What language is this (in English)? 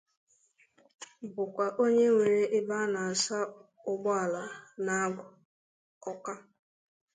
Igbo